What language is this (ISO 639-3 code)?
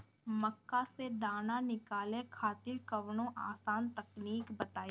bho